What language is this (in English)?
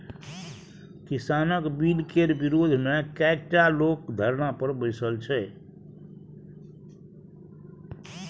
Maithili